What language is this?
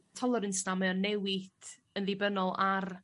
Welsh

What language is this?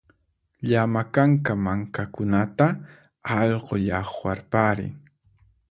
Puno Quechua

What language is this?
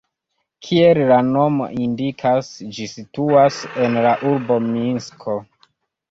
Esperanto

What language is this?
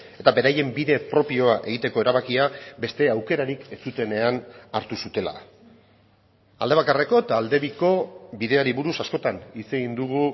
Basque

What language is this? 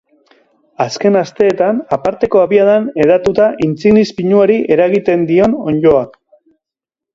Basque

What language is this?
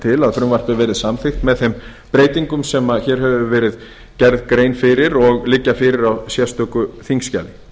Icelandic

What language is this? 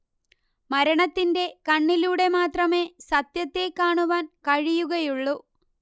Malayalam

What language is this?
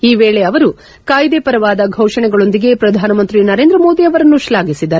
Kannada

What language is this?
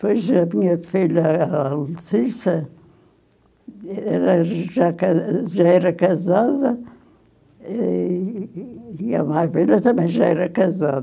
Portuguese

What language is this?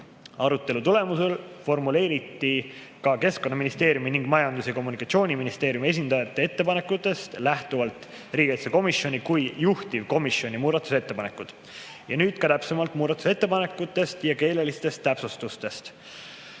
Estonian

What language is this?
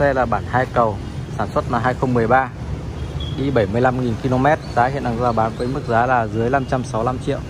Vietnamese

